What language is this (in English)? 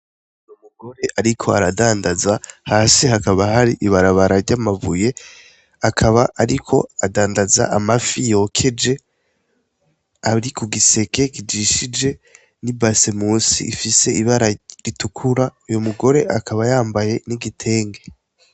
Rundi